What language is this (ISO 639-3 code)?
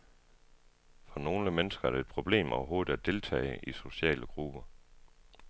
dan